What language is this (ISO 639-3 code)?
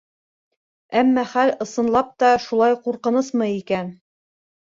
bak